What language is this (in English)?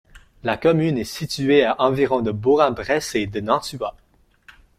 French